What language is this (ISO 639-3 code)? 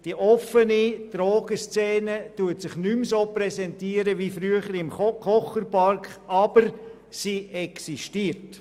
gsw